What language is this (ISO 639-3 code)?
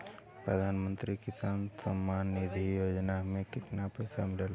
bho